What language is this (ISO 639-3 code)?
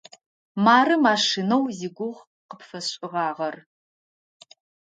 ady